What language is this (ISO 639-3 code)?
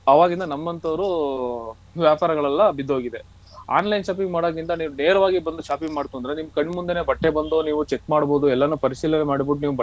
kan